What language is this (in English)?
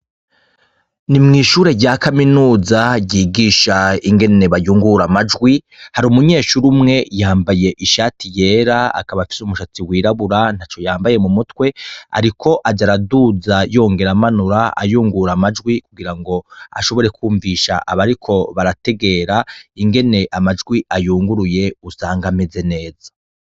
Rundi